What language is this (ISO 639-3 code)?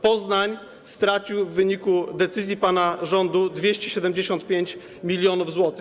pol